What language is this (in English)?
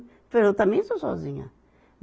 Portuguese